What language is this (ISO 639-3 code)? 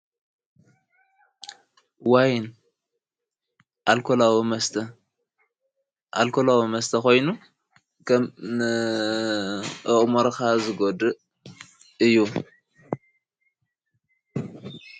tir